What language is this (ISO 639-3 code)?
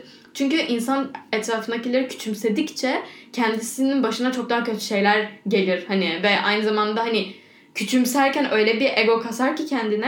tur